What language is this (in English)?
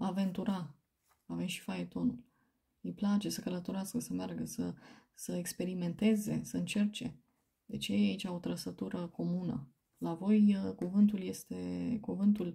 Romanian